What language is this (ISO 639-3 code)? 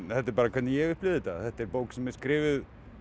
isl